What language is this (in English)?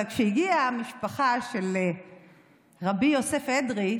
Hebrew